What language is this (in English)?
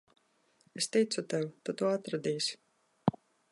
Latvian